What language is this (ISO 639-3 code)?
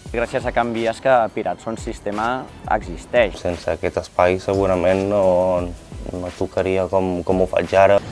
spa